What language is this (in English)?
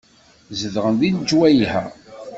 Kabyle